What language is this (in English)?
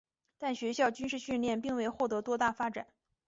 Chinese